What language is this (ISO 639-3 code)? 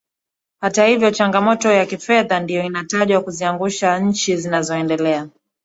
swa